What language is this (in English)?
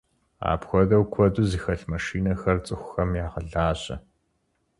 Kabardian